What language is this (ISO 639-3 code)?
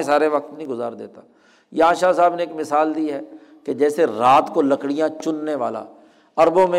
urd